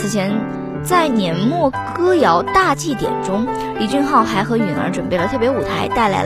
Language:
Chinese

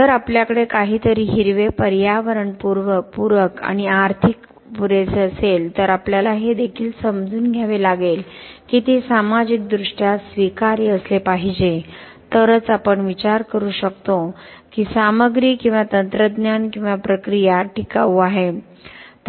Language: Marathi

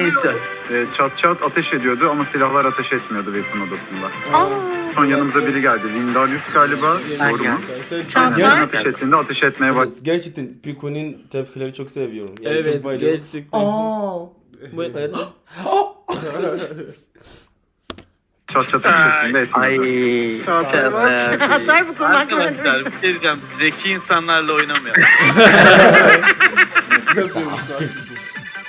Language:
Turkish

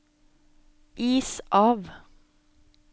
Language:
Norwegian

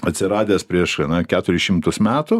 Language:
Lithuanian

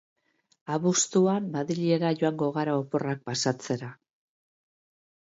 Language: Basque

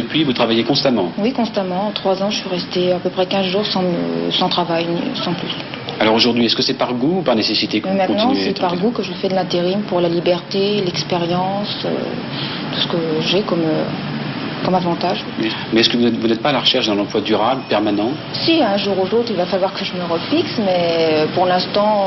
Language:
French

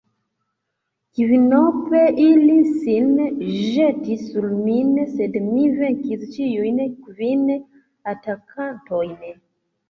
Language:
Esperanto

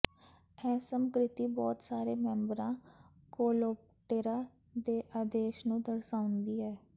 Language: Punjabi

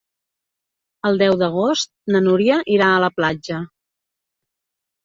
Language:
Catalan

